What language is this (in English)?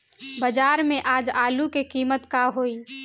Bhojpuri